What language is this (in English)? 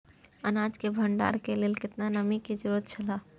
Maithili